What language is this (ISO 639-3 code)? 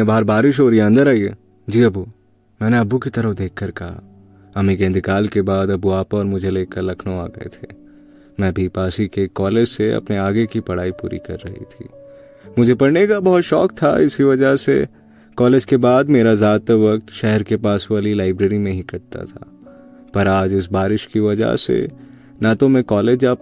hin